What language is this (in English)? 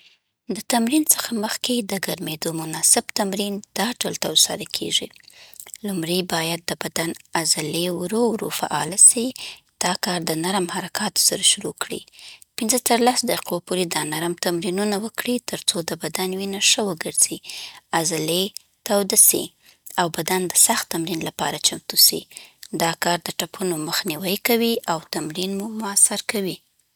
Southern Pashto